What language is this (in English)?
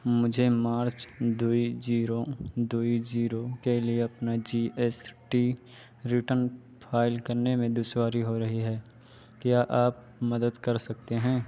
Urdu